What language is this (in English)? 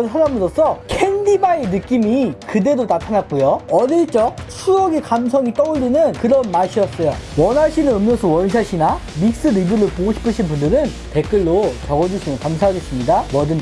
Korean